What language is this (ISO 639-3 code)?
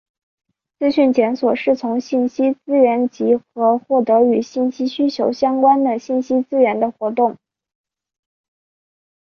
zho